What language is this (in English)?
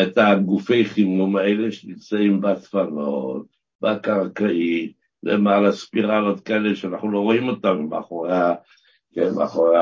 Hebrew